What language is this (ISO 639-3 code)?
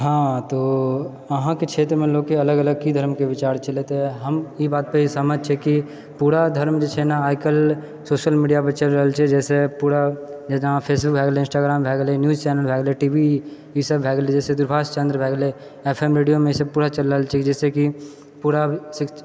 mai